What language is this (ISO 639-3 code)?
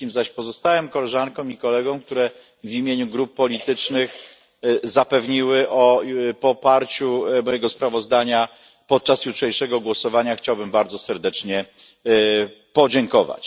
pol